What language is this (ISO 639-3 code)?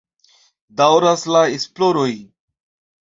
epo